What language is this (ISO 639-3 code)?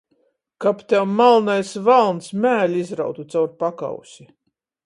ltg